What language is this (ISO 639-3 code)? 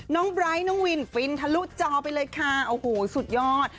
tha